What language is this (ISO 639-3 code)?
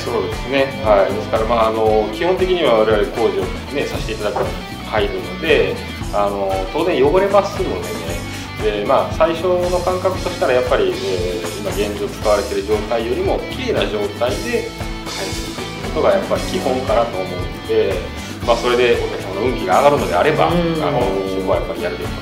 jpn